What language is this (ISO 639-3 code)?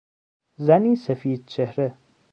fas